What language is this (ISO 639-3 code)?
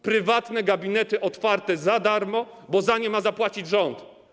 pol